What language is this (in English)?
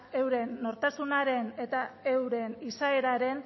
Basque